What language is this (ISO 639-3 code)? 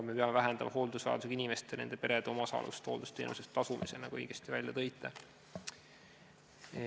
est